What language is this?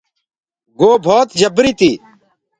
Gurgula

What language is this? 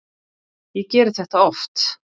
Icelandic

